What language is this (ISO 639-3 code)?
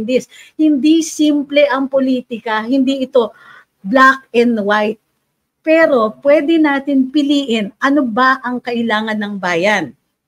fil